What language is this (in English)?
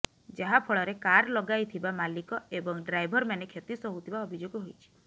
Odia